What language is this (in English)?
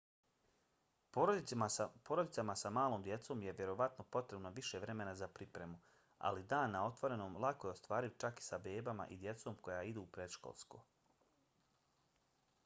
Bosnian